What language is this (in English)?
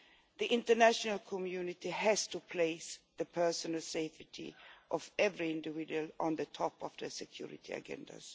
English